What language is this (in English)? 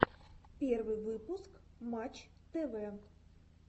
Russian